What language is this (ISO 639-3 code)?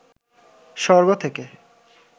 ben